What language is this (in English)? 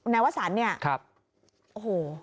Thai